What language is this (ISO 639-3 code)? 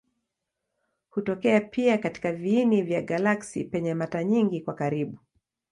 swa